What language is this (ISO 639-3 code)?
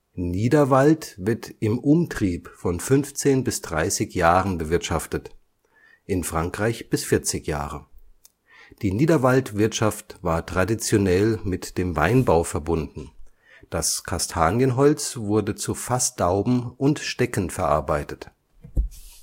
deu